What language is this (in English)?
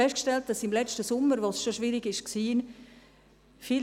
Swiss German